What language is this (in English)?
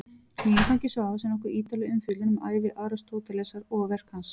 Icelandic